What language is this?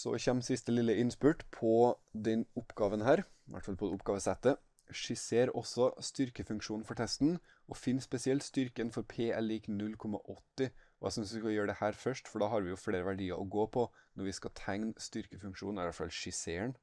Norwegian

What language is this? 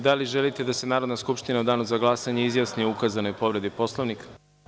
Serbian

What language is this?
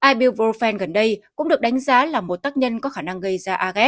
Vietnamese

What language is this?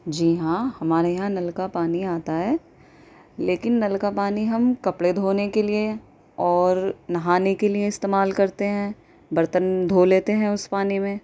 Urdu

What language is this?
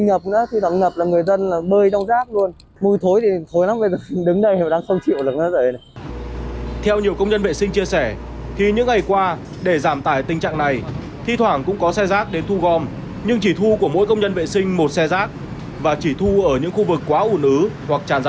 Vietnamese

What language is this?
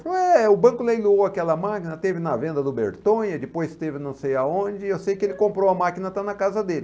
Portuguese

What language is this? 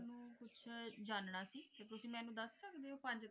Punjabi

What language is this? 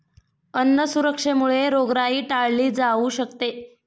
Marathi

